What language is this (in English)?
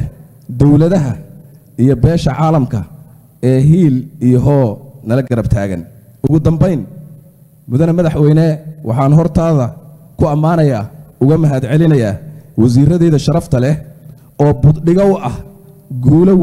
Arabic